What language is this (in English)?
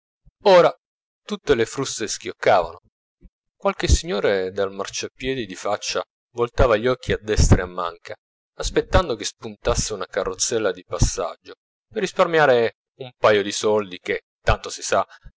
Italian